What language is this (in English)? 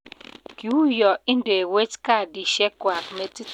Kalenjin